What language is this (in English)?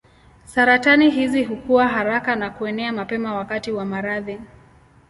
Swahili